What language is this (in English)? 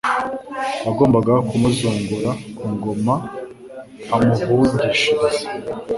Kinyarwanda